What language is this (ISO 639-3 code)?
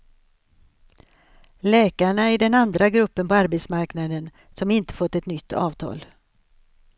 swe